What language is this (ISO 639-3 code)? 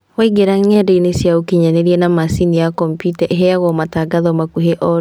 kik